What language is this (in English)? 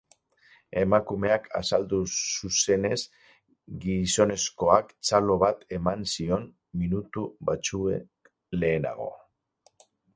Basque